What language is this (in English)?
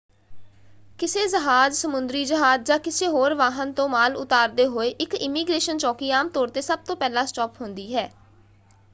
Punjabi